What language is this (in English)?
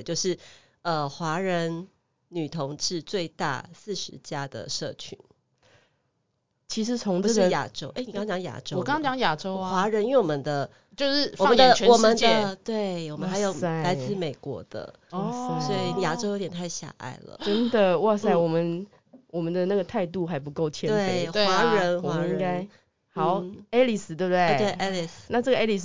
Chinese